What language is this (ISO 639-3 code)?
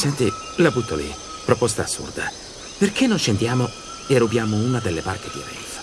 ita